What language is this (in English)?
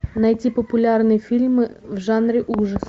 Russian